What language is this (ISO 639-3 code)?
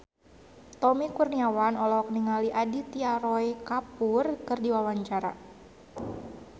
sun